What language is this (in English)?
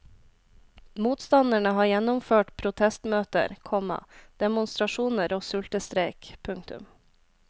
Norwegian